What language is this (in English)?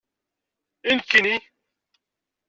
Kabyle